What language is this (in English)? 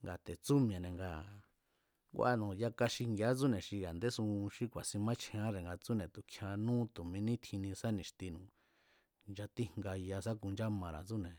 Mazatlán Mazatec